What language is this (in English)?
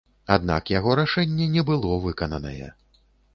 Belarusian